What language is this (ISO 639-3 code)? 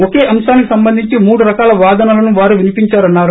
tel